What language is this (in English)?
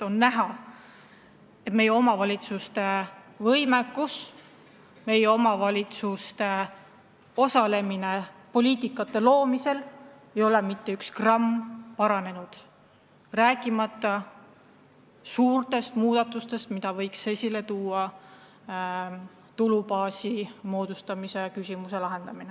Estonian